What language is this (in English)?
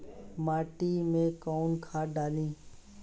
Bhojpuri